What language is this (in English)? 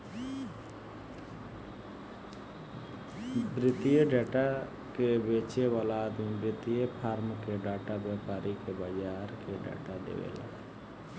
Bhojpuri